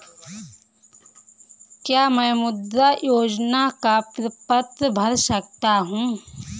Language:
Hindi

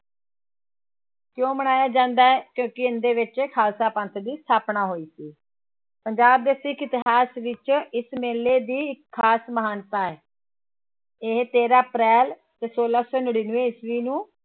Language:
Punjabi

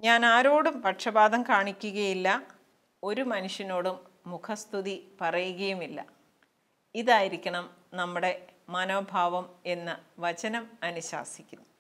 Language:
Malayalam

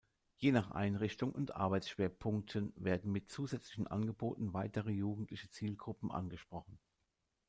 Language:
German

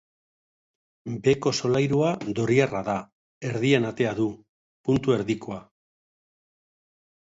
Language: Basque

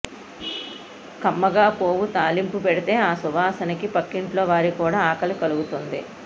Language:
Telugu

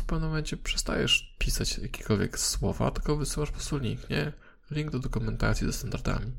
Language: Polish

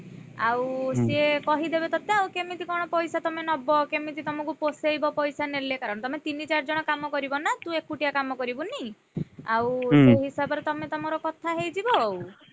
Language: Odia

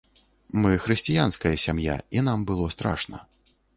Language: Belarusian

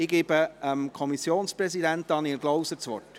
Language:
Swiss German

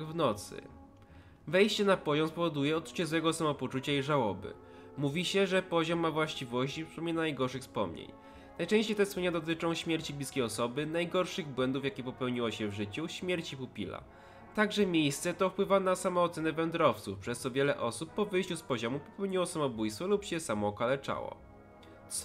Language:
Polish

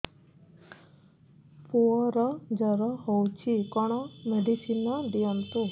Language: Odia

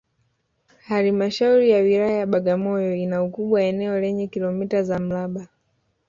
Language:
Swahili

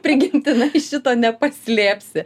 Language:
Lithuanian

